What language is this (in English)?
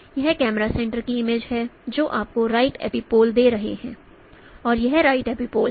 Hindi